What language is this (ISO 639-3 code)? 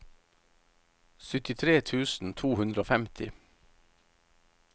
nor